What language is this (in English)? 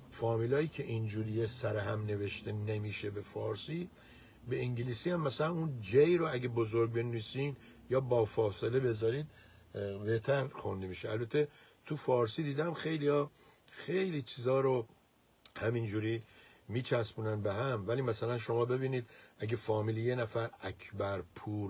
Persian